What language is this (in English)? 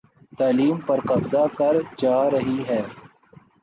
Urdu